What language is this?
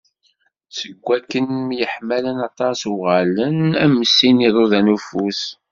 Kabyle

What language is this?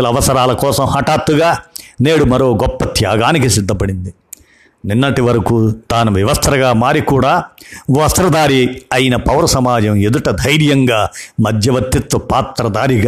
Telugu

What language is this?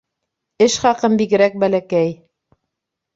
Bashkir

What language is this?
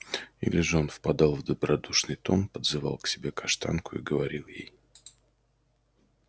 Russian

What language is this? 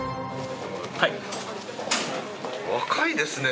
Japanese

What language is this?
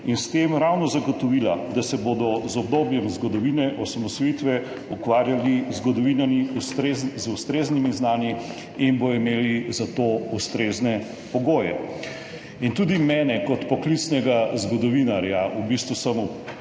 Slovenian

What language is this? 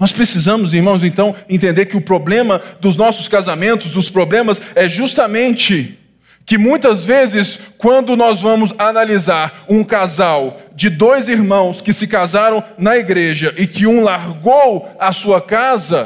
Portuguese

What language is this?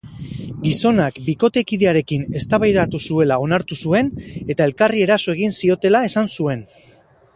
Basque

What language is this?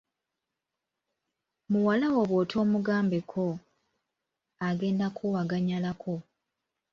Ganda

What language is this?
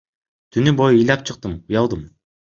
Kyrgyz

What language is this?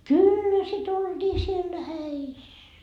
Finnish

